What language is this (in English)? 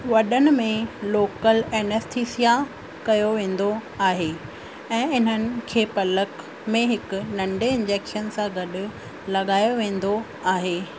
Sindhi